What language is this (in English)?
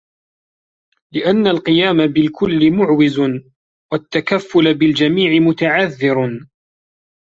Arabic